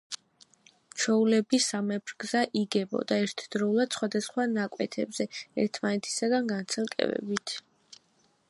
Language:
Georgian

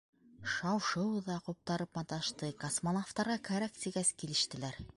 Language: Bashkir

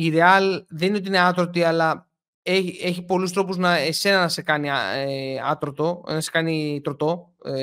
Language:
Greek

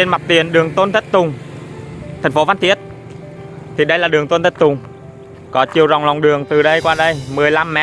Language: Vietnamese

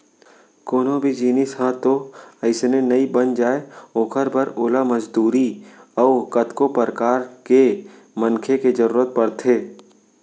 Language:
Chhattisgarhi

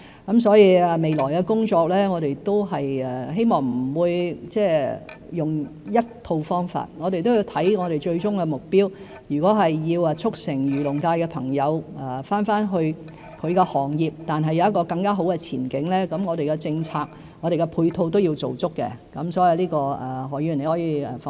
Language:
Cantonese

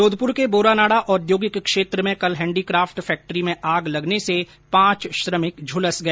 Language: Hindi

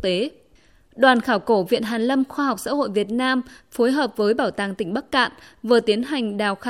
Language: Vietnamese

